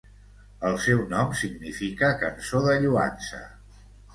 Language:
Catalan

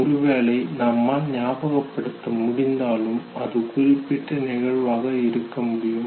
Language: Tamil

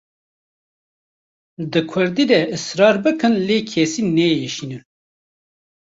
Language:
Kurdish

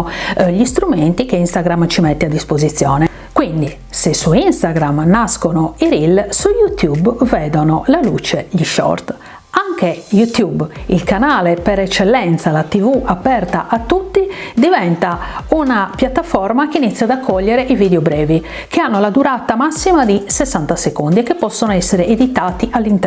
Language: Italian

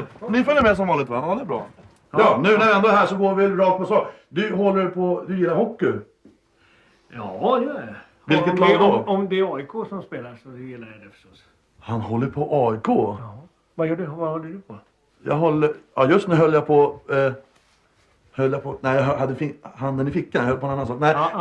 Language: Swedish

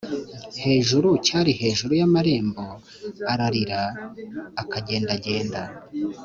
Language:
Kinyarwanda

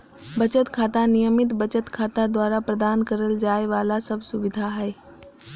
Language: Magahi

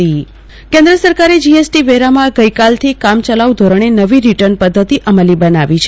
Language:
Gujarati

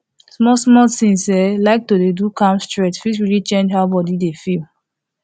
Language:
Nigerian Pidgin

